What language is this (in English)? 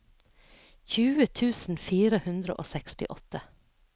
Norwegian